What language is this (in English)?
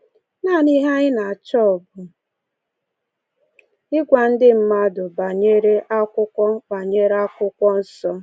Igbo